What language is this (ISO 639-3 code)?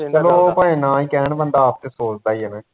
pan